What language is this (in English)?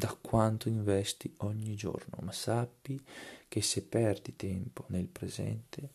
Italian